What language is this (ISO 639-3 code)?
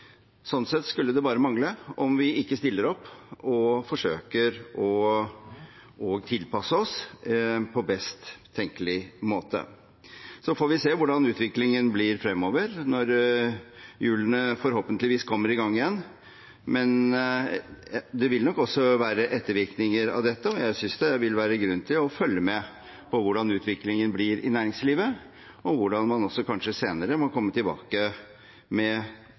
nob